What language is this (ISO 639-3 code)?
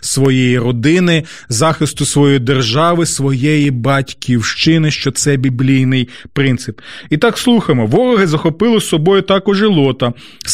ukr